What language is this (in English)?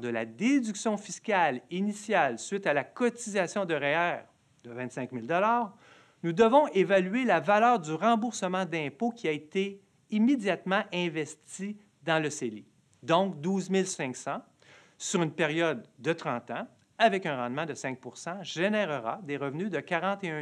French